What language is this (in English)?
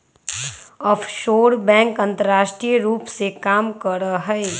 Magahi